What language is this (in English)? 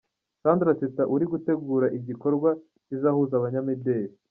Kinyarwanda